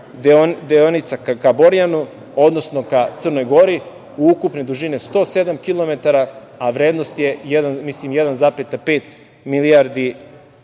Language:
Serbian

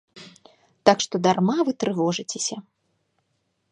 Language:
Belarusian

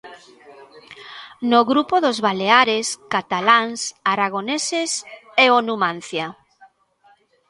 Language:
Galician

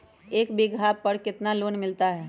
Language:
Magahi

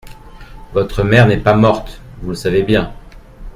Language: French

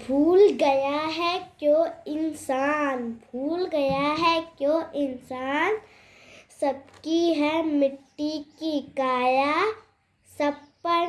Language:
Hindi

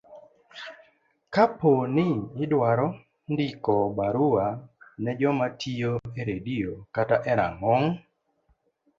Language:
Luo (Kenya and Tanzania)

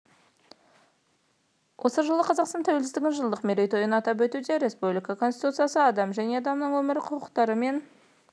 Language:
Kazakh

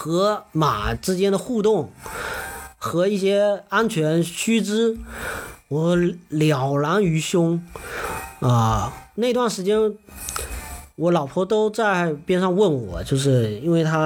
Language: Chinese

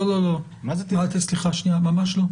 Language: Hebrew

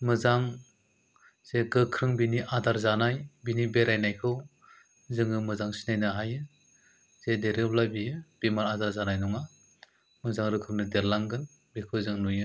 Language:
Bodo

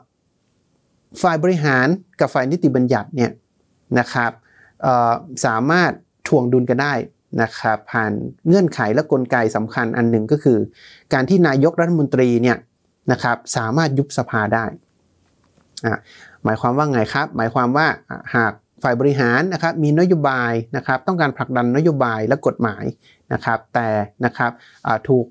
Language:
Thai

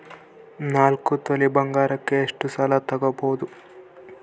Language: Kannada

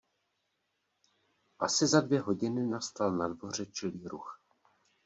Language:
Czech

